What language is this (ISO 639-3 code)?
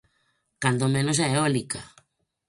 glg